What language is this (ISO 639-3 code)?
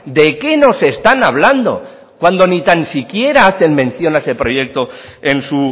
spa